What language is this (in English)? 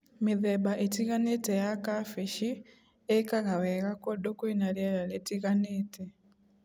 Kikuyu